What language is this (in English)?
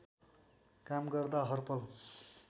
Nepali